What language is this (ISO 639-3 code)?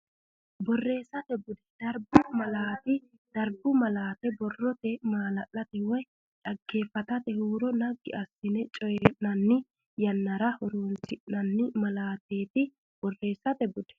sid